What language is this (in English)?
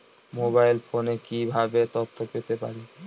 Bangla